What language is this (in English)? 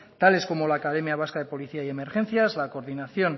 Spanish